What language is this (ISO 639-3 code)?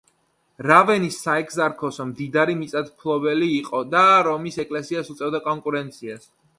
kat